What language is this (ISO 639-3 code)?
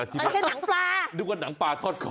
tha